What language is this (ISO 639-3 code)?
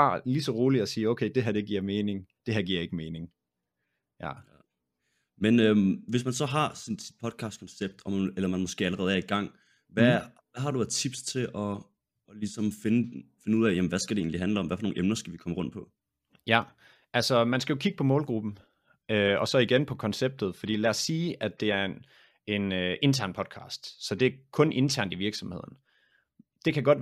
dan